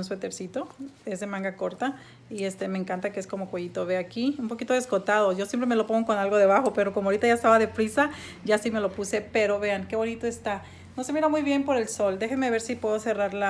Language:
Spanish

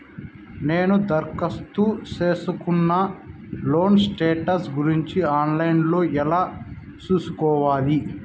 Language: Telugu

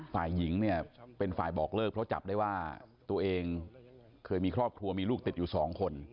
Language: Thai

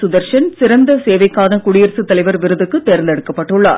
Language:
Tamil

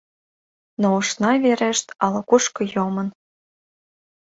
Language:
Mari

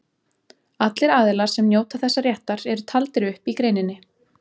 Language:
Icelandic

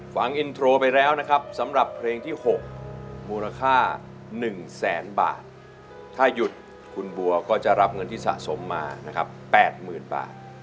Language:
Thai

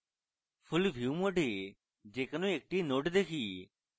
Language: Bangla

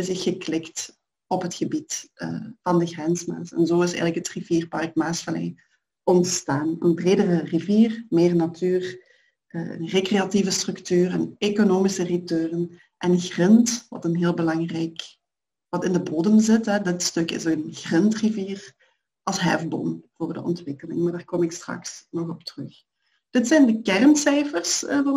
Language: Dutch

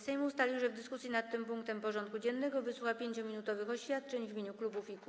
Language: Polish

